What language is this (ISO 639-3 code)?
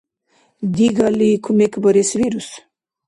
dar